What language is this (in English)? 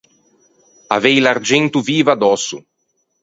Ligurian